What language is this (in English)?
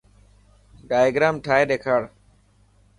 Dhatki